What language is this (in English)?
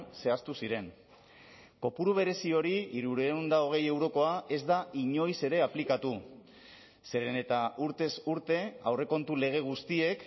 Basque